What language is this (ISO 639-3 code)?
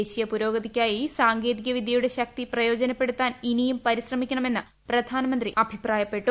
mal